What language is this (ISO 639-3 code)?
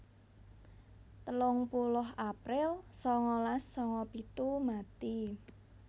jav